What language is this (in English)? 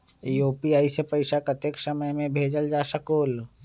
Magahi